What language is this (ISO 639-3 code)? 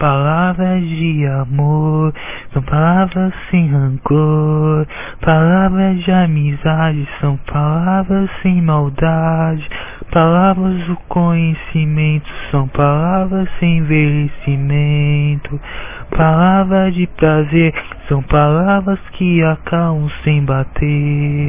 por